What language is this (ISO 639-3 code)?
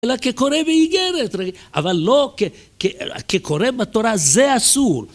heb